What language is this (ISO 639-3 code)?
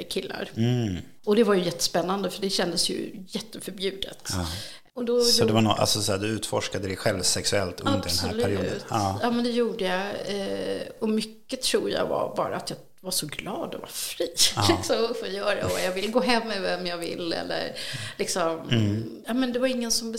swe